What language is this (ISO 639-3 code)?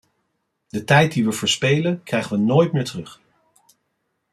nld